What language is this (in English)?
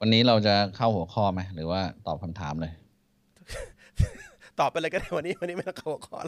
Thai